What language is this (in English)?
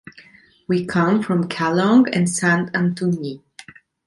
English